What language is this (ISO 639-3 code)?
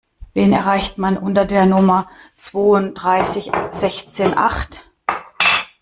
deu